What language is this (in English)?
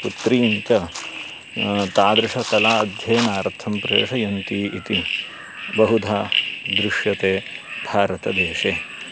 Sanskrit